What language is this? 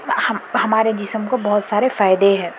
Urdu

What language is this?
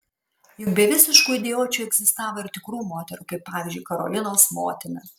Lithuanian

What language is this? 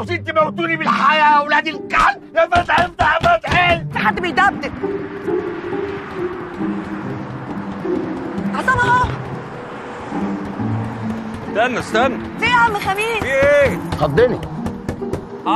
Arabic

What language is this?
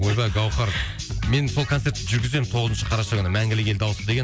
Kazakh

